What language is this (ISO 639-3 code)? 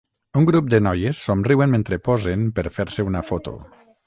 cat